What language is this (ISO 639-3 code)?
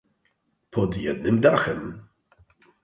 pol